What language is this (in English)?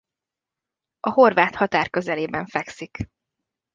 Hungarian